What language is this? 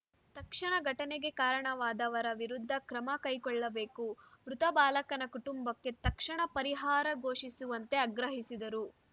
Kannada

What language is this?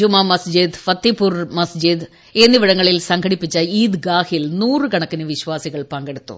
Malayalam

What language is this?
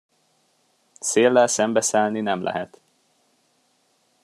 Hungarian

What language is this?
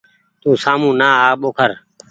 Goaria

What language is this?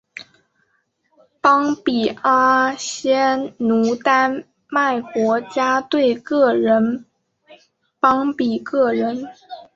Chinese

